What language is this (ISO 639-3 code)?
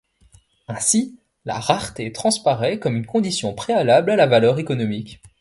fra